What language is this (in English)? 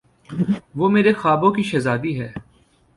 Urdu